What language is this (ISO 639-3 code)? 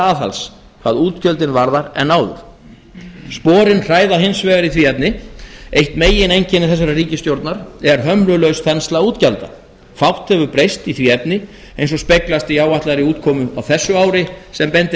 isl